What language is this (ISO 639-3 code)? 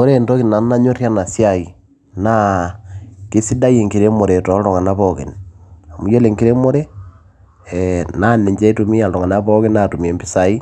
mas